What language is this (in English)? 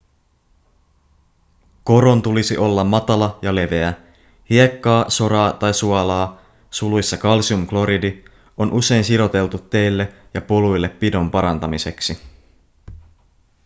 Finnish